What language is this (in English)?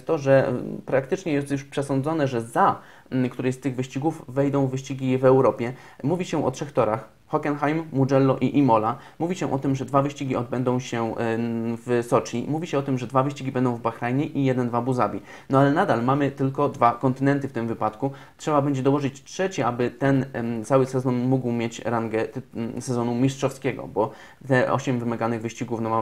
Polish